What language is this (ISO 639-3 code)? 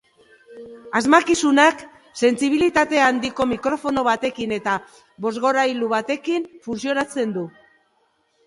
eus